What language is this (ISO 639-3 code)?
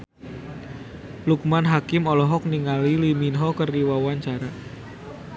sun